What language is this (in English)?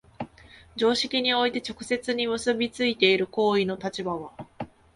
Japanese